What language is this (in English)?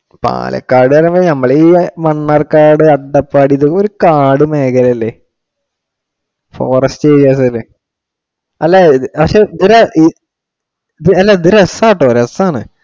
Malayalam